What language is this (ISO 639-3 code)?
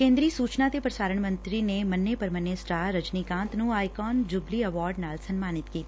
pan